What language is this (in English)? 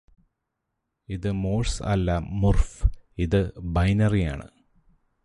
Malayalam